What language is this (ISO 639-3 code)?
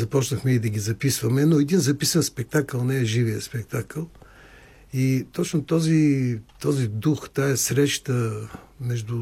bul